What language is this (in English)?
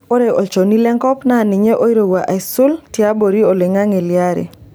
Masai